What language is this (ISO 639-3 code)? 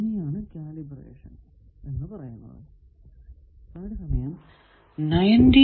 mal